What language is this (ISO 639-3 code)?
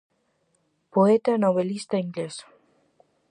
glg